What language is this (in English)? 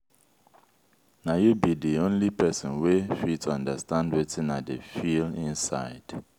Nigerian Pidgin